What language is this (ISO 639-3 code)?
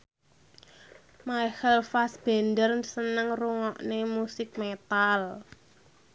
jav